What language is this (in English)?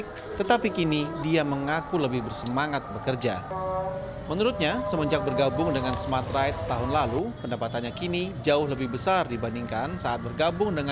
Indonesian